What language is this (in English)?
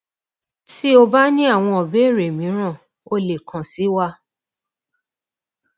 Yoruba